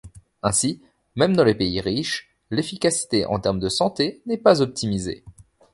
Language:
French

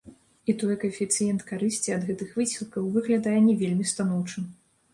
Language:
Belarusian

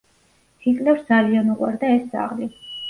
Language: Georgian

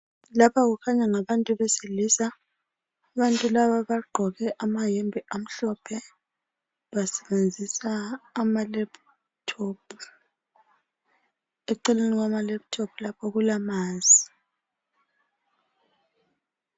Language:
North Ndebele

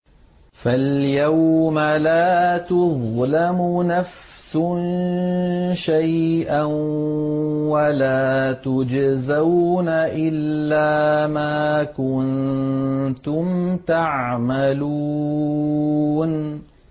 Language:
Arabic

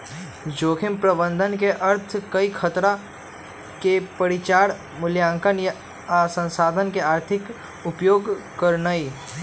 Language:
Magahi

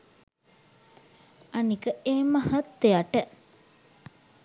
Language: Sinhala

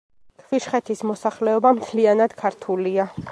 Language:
Georgian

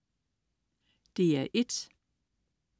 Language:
Danish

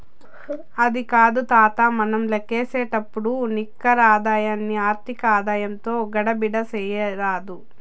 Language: Telugu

